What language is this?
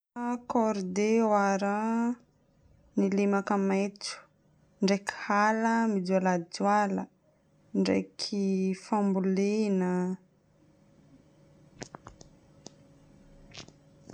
Northern Betsimisaraka Malagasy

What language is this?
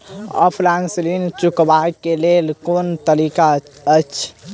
Maithili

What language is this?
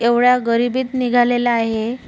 Marathi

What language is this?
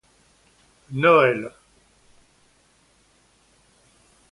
French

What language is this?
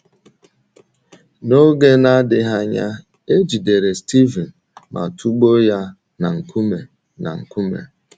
Igbo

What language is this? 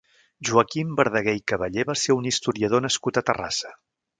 Catalan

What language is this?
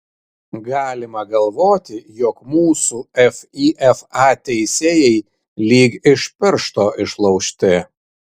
Lithuanian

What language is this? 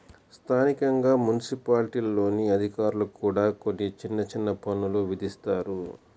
Telugu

